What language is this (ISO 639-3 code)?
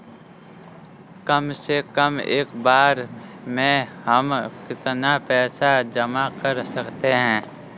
hin